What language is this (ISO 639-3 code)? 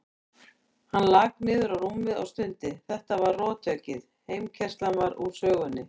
isl